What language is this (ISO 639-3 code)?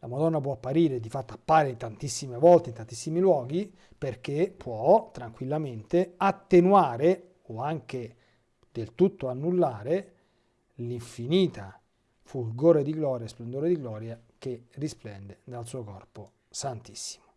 ita